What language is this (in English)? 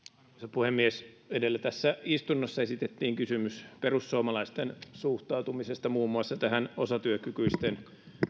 Finnish